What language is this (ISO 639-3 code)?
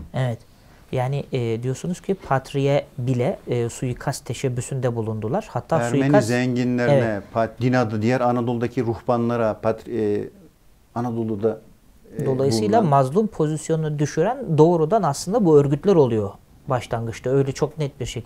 tur